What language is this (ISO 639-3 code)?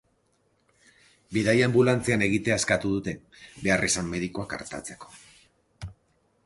eus